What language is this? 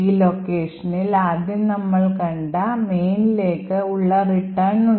Malayalam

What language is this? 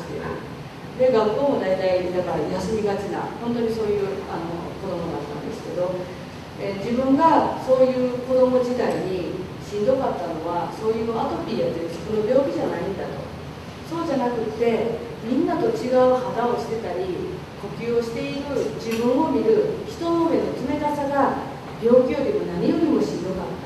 Japanese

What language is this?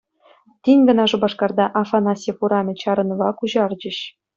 Chuvash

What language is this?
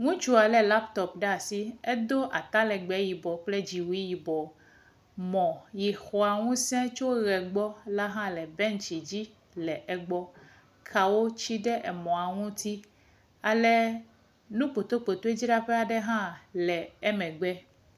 Ewe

